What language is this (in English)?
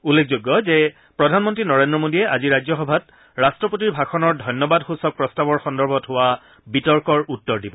Assamese